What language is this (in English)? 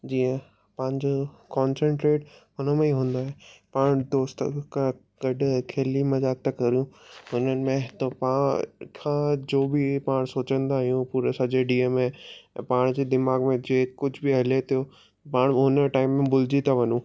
Sindhi